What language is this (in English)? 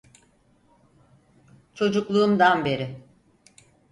Turkish